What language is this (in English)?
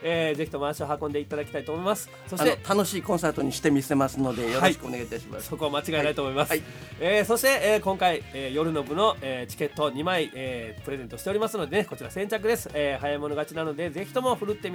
Japanese